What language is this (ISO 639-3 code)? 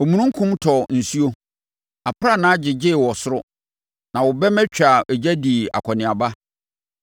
aka